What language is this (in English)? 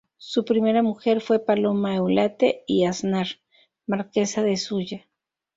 Spanish